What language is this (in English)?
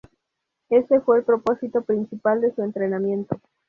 Spanish